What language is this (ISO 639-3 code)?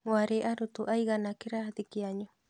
kik